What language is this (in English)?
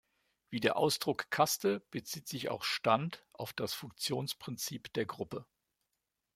German